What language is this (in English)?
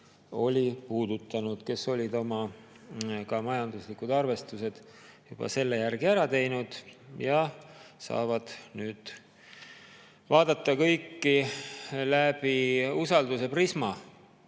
Estonian